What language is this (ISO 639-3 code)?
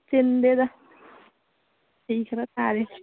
mni